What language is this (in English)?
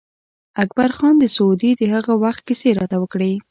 Pashto